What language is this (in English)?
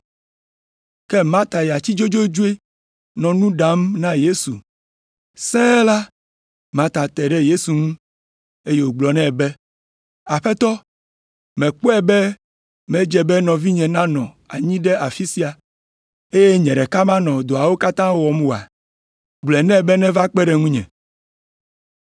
Ewe